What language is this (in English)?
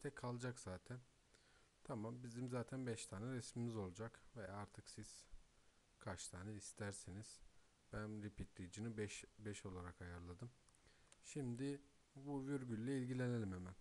Turkish